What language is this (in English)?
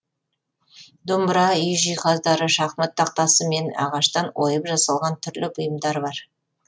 Kazakh